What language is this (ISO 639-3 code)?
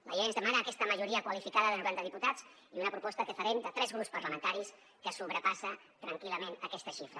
cat